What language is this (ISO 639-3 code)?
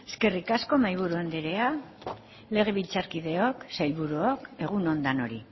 eus